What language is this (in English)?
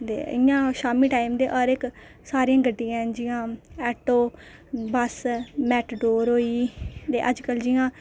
Dogri